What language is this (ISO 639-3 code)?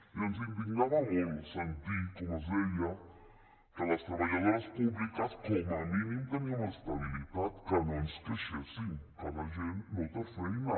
cat